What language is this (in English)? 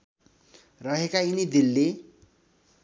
Nepali